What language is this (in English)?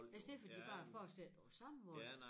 Danish